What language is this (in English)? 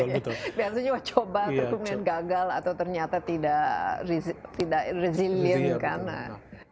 Indonesian